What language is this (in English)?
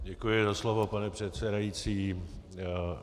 Czech